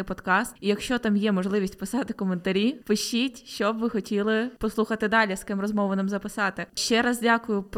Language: Ukrainian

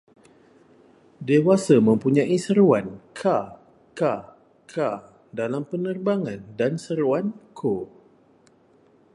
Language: Malay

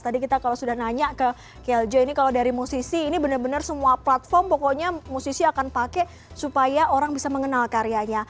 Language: Indonesian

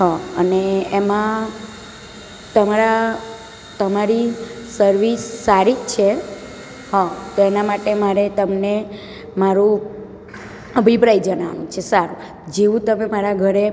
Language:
Gujarati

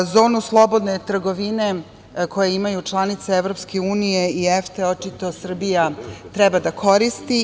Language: Serbian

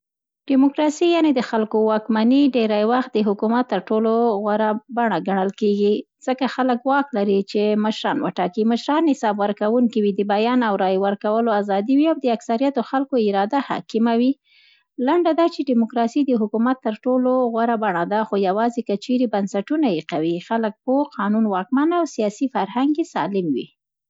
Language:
Central Pashto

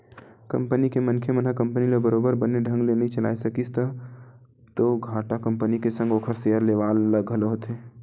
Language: Chhattisgarhi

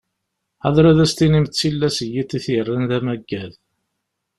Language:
Kabyle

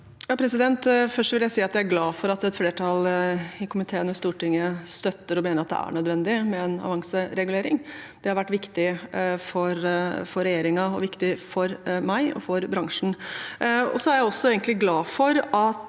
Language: Norwegian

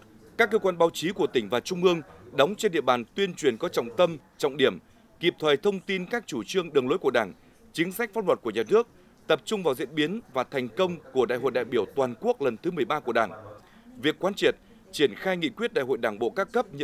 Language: Vietnamese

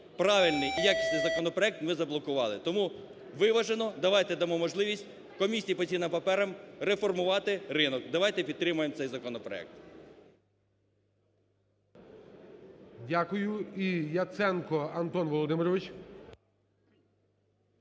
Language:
Ukrainian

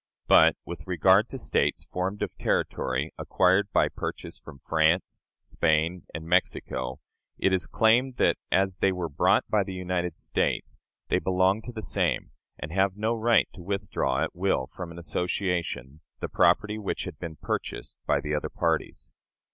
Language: English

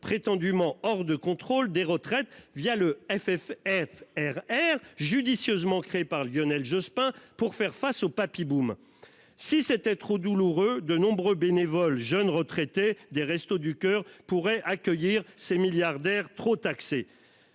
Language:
French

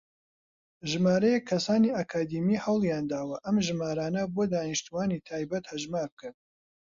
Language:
Central Kurdish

